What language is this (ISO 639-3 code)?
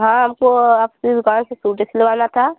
hin